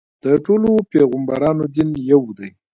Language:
Pashto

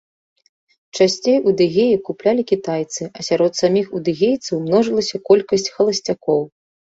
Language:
Belarusian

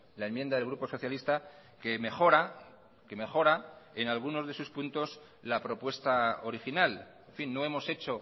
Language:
Spanish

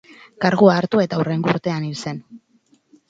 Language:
Basque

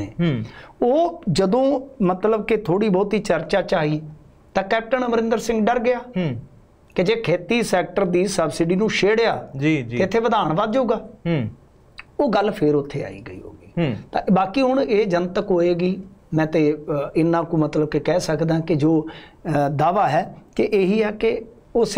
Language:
Punjabi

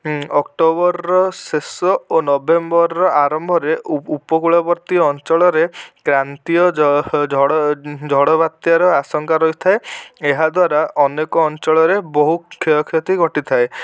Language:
Odia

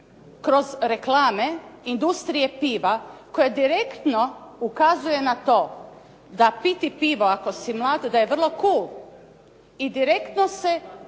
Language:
Croatian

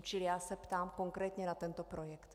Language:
Czech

